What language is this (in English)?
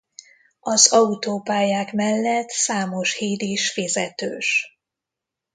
Hungarian